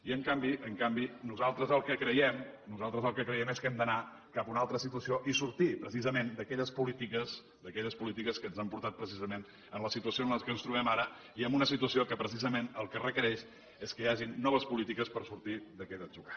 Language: Catalan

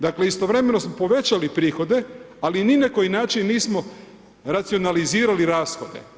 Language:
Croatian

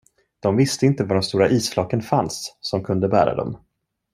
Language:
Swedish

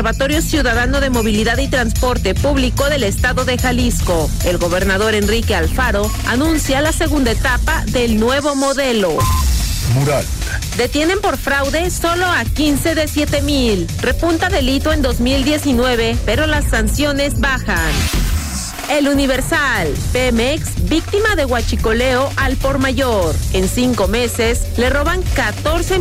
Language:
Spanish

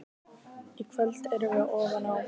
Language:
Icelandic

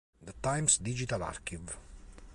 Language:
Italian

